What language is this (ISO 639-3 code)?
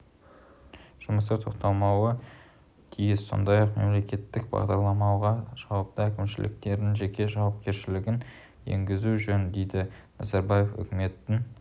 kaz